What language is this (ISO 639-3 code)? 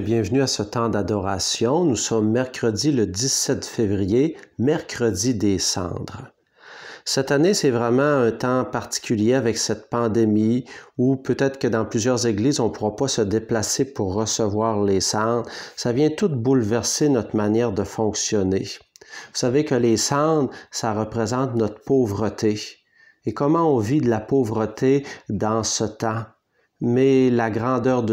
fra